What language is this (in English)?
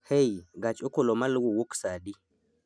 Luo (Kenya and Tanzania)